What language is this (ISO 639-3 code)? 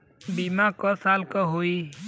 bho